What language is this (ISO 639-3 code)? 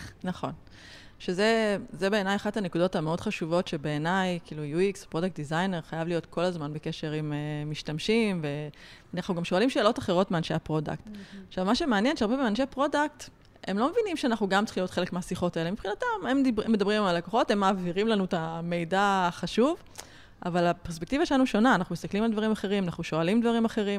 heb